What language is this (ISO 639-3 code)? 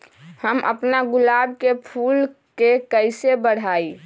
mag